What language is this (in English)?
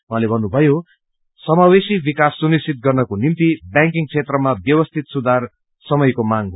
Nepali